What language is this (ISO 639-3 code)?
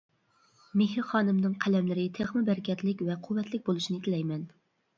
uig